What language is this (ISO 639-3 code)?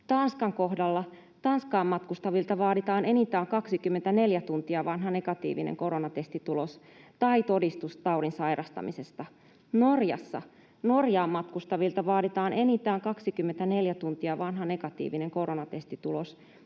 fin